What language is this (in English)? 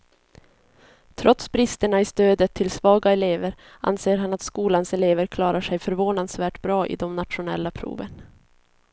Swedish